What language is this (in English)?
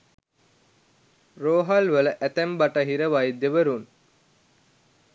Sinhala